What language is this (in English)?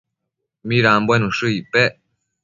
Matsés